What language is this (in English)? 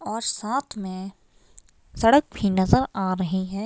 Hindi